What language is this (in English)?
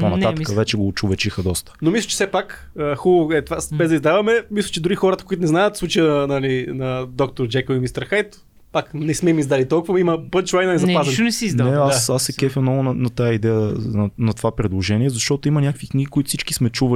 Bulgarian